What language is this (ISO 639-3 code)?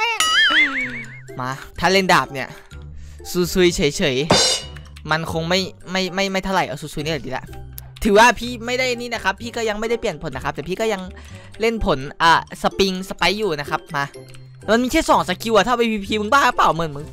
tha